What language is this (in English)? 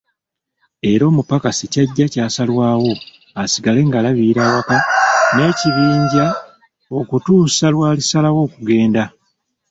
Ganda